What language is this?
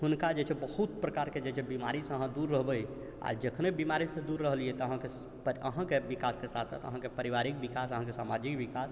Maithili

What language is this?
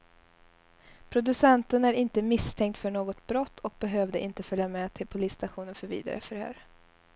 Swedish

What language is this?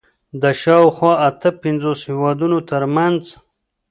Pashto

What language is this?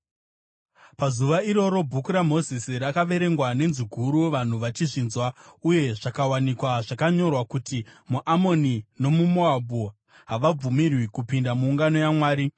Shona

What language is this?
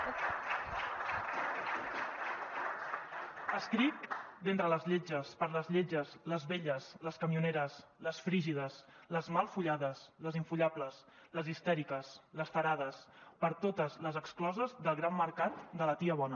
Catalan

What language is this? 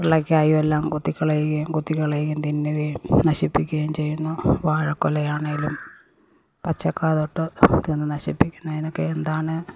Malayalam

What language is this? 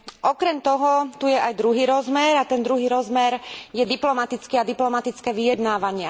Slovak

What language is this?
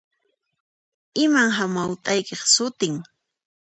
Puno Quechua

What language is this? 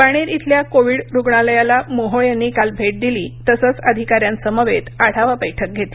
Marathi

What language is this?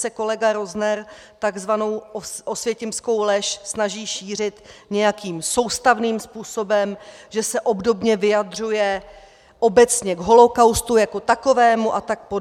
Czech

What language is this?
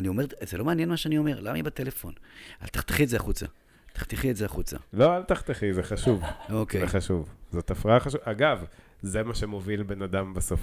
Hebrew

